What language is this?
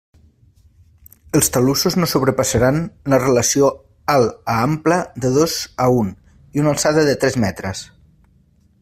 Catalan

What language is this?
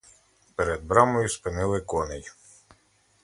Ukrainian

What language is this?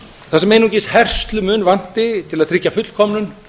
Icelandic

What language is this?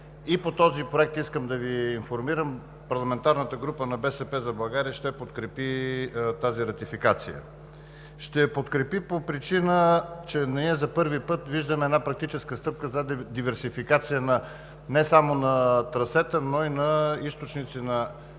Bulgarian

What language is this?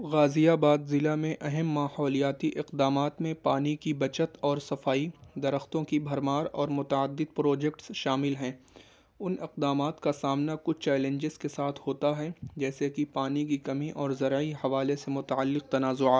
Urdu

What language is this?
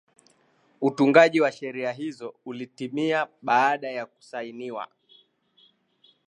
Swahili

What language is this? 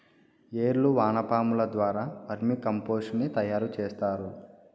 Telugu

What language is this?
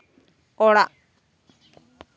Santali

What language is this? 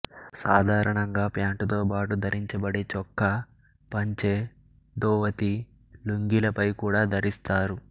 Telugu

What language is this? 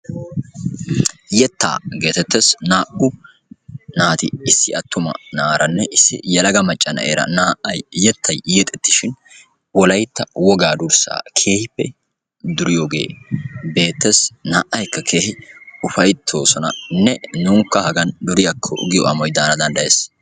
Wolaytta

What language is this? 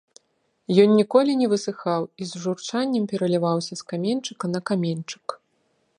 Belarusian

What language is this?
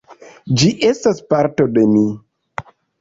Esperanto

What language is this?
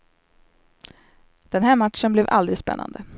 Swedish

